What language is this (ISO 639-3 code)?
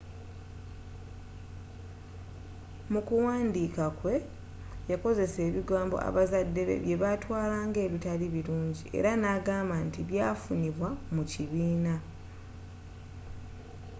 lug